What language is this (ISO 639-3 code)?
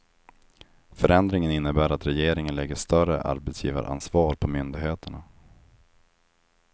swe